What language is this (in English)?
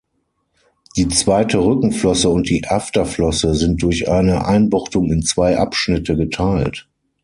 German